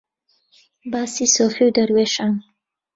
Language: Central Kurdish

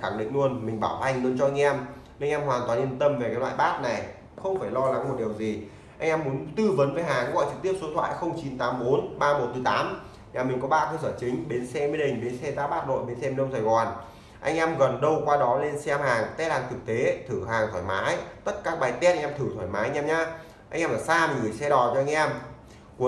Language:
Vietnamese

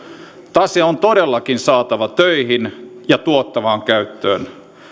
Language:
Finnish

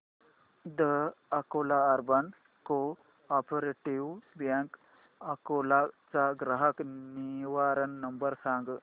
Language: Marathi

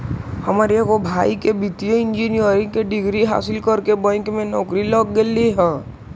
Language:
Magahi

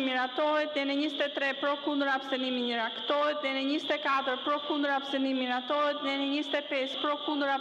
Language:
Romanian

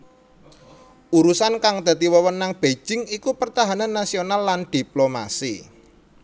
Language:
Javanese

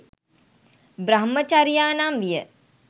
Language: Sinhala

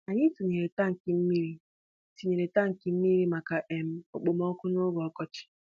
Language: Igbo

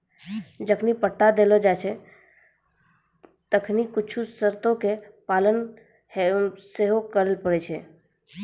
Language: Maithili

